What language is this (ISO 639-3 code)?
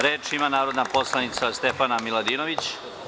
srp